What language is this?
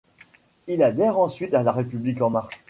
French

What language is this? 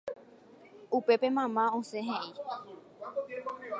Guarani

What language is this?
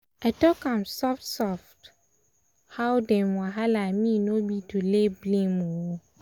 Nigerian Pidgin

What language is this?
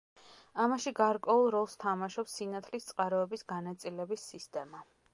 Georgian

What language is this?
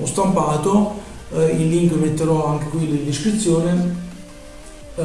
Italian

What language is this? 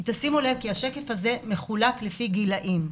Hebrew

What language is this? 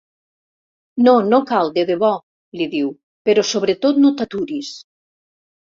Catalan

